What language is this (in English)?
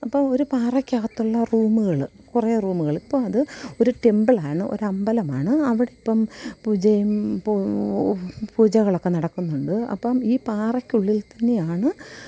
Malayalam